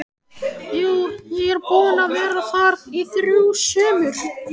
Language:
Icelandic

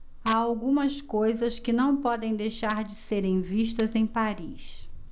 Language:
Portuguese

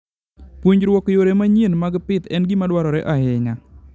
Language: Luo (Kenya and Tanzania)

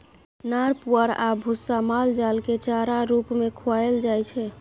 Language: Maithili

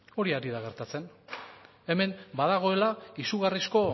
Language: Basque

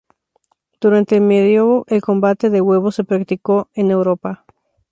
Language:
Spanish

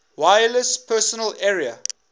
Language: English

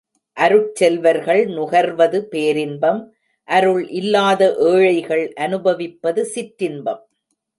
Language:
Tamil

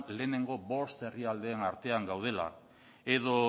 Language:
Basque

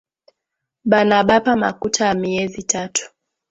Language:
Swahili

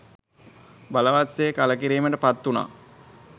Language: Sinhala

